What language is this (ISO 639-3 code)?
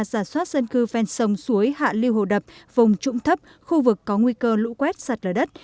vie